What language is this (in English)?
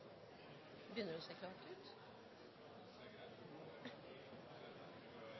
Norwegian Nynorsk